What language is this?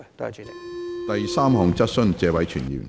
Cantonese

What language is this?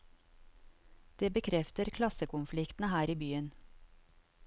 Norwegian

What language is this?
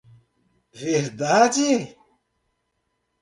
Portuguese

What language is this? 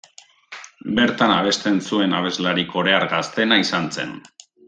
Basque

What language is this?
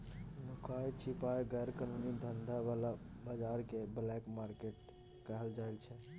Maithili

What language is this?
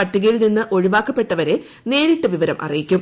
Malayalam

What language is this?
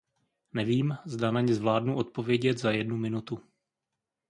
Czech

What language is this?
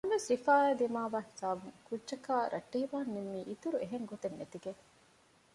Divehi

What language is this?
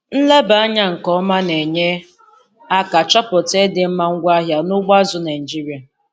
Igbo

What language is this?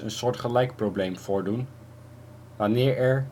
Dutch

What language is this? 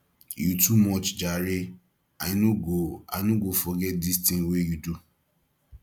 Nigerian Pidgin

